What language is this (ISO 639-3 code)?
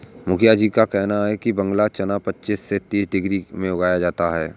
hin